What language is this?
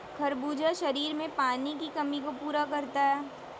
Hindi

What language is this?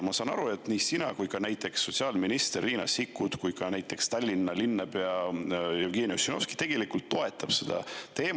Estonian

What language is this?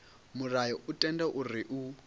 Venda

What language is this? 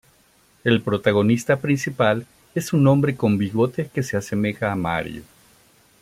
Spanish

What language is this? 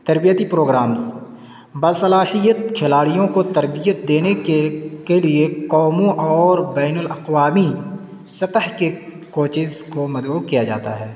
Urdu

